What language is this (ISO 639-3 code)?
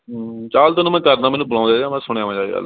pan